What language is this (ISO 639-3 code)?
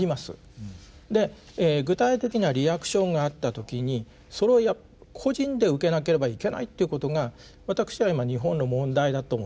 jpn